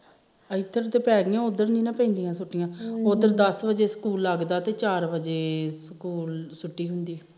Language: Punjabi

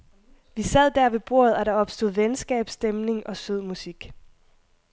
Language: Danish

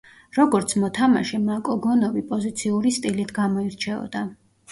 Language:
Georgian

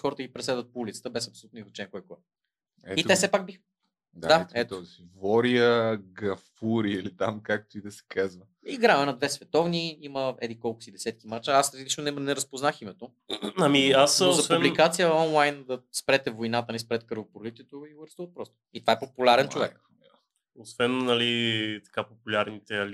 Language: Bulgarian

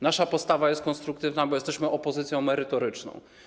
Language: Polish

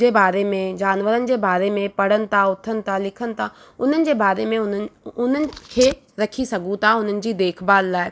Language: Sindhi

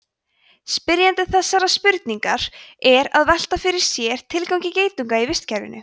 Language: Icelandic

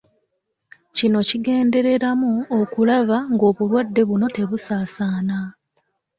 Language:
Ganda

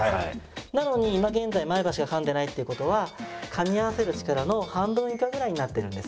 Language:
Japanese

